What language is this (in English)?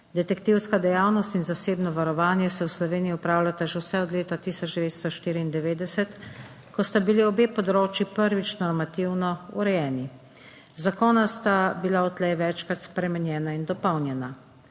Slovenian